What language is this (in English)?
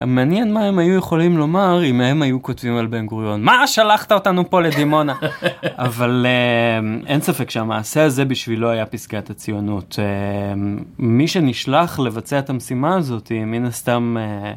Hebrew